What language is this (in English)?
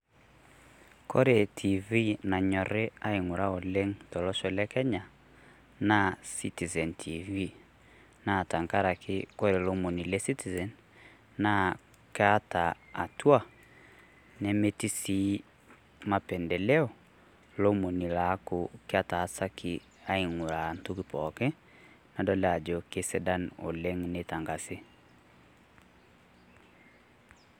Masai